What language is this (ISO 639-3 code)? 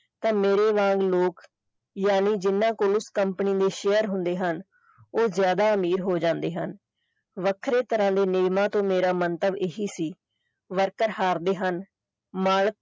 pan